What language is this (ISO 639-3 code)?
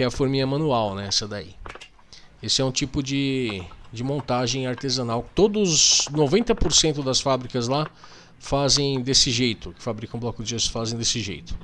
por